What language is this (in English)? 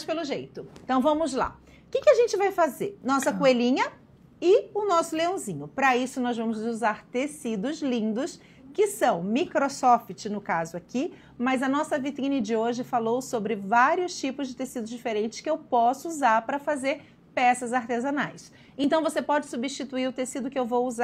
Portuguese